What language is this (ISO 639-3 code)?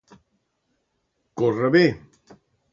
cat